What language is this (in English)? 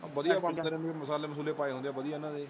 Punjabi